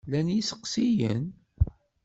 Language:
Kabyle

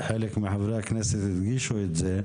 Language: Hebrew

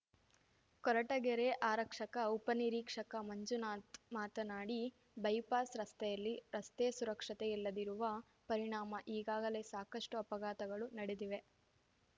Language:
Kannada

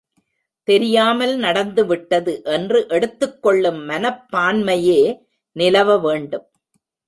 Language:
Tamil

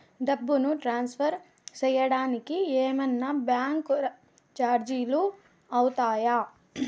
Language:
Telugu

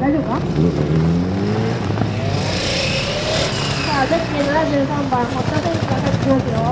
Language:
Japanese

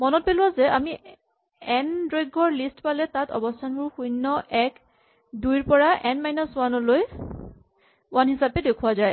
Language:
Assamese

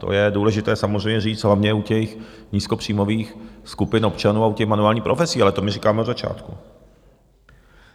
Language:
Czech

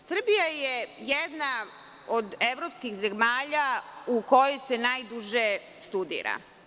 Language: Serbian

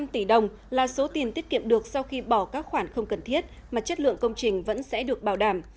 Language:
Vietnamese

